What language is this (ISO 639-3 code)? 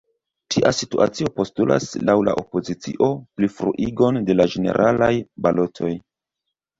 epo